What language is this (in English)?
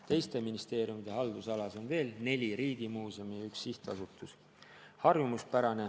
Estonian